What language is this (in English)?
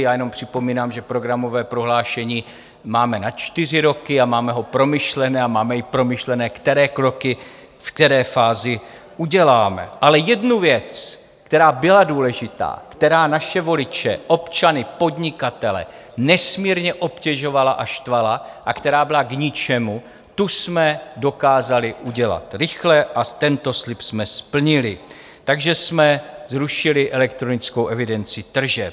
Czech